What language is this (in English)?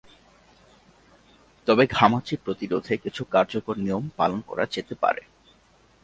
Bangla